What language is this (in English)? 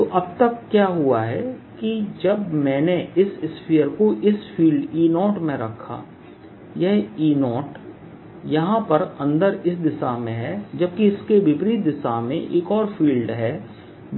Hindi